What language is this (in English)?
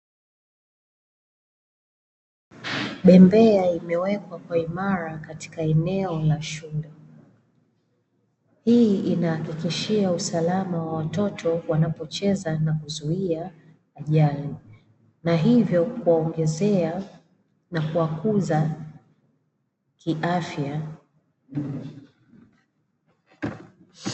Swahili